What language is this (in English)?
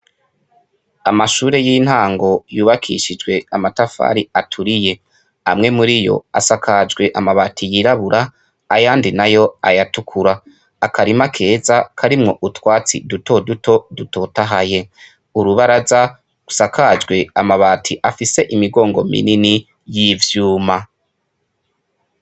Rundi